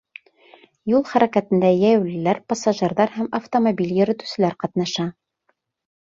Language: Bashkir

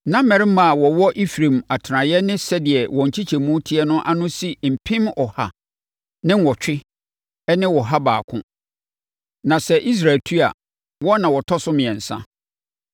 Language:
Akan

